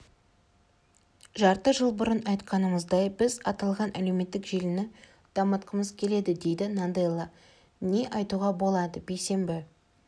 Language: Kazakh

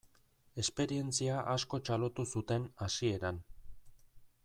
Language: Basque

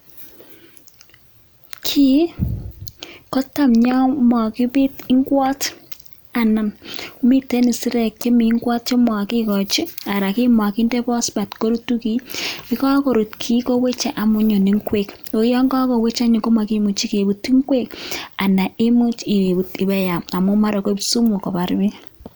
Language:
Kalenjin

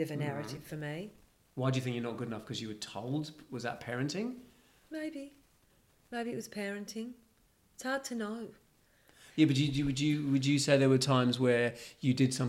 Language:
English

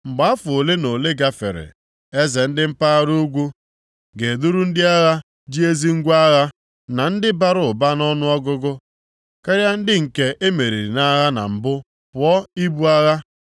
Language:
Igbo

